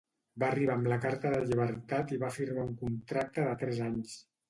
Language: Catalan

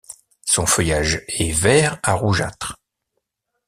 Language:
French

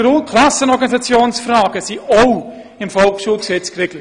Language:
Swiss German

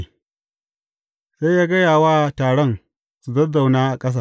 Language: Hausa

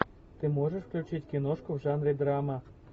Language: Russian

